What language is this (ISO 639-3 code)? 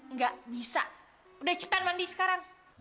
ind